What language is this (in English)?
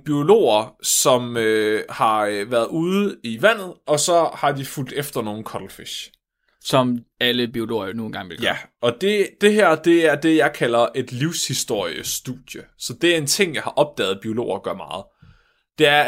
Danish